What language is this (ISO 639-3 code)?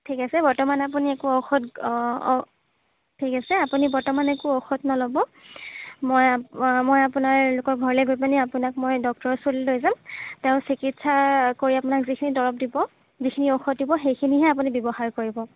asm